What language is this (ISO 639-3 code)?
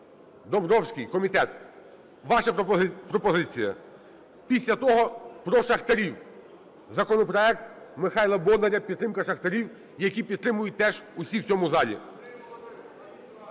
ukr